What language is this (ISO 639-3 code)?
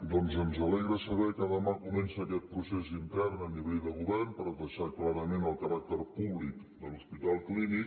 cat